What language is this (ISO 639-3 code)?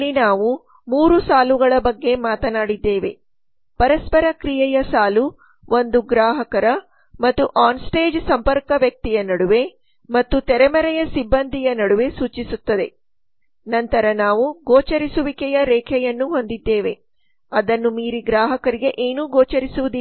kan